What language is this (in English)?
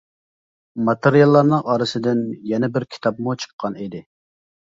Uyghur